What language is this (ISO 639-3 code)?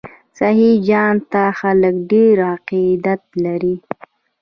pus